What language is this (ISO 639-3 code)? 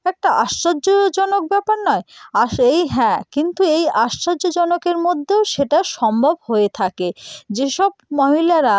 ben